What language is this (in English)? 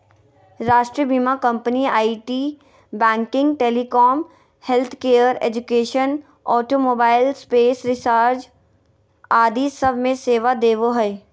Magahi